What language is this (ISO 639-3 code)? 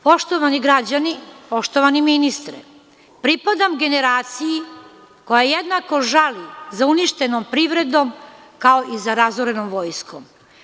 srp